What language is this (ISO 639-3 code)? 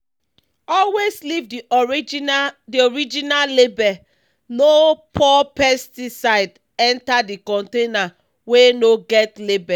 pcm